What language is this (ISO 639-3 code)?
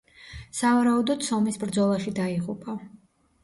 kat